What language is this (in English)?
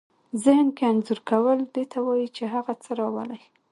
Pashto